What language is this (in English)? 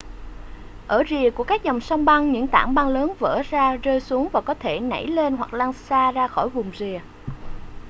Vietnamese